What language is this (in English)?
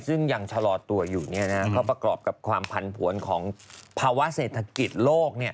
Thai